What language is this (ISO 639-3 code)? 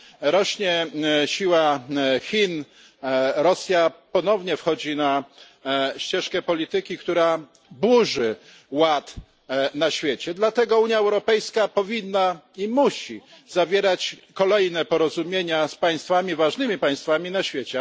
pol